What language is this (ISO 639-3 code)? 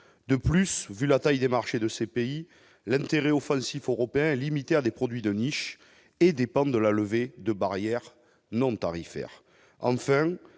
fra